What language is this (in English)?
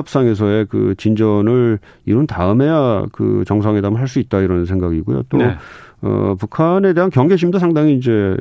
Korean